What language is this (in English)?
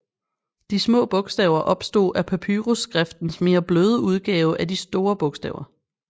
Danish